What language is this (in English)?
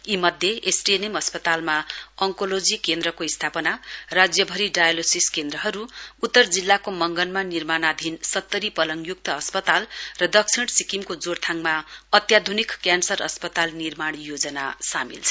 Nepali